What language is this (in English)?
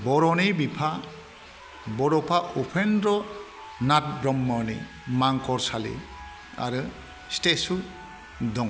Bodo